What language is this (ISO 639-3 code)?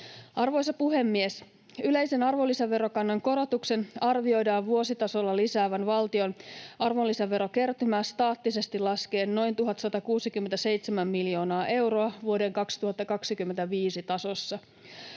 fin